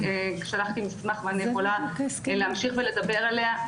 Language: Hebrew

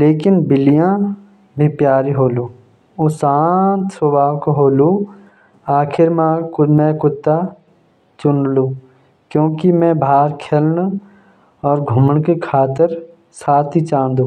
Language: Jaunsari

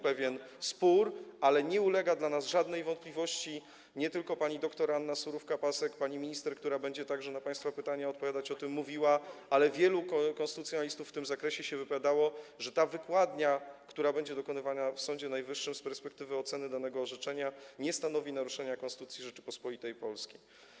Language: Polish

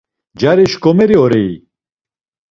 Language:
Laz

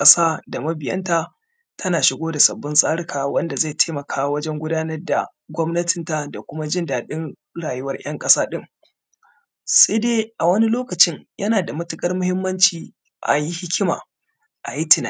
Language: Hausa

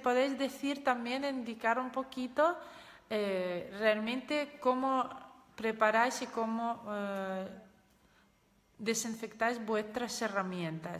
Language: Spanish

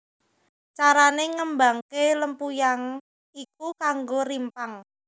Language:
Javanese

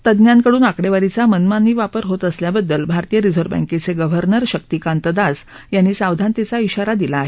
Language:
Marathi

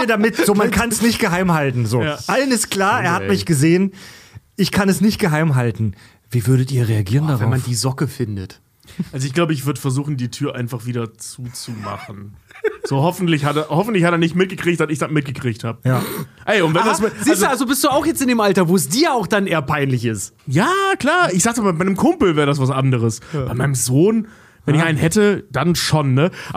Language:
German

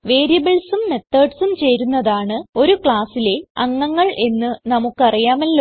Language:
Malayalam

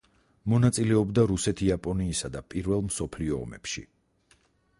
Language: Georgian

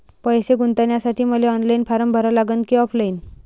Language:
Marathi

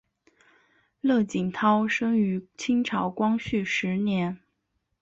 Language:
Chinese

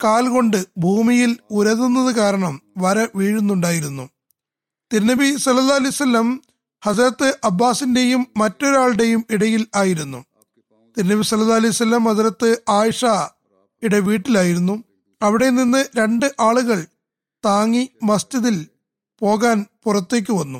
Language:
Malayalam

